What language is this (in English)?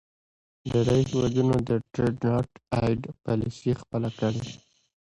Pashto